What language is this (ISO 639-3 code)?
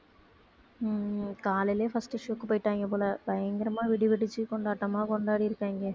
tam